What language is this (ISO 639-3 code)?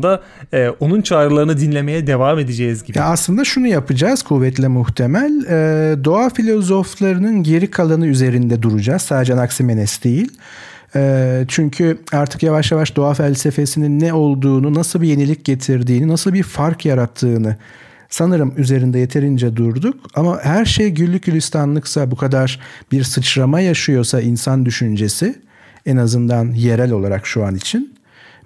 tur